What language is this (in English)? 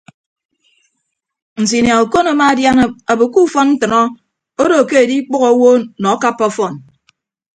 Ibibio